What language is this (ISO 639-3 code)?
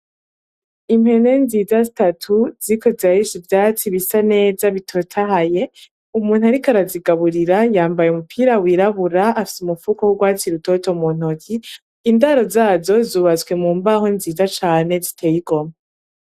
run